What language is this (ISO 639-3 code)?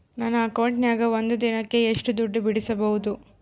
kan